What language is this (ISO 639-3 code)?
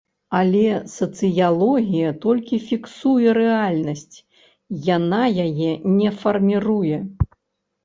bel